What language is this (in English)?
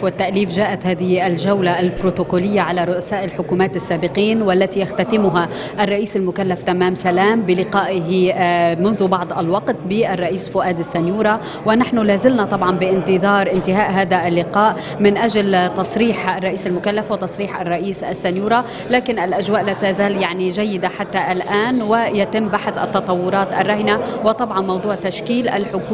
Arabic